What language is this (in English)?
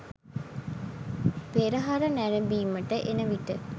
Sinhala